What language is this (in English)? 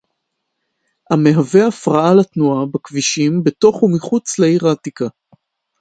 Hebrew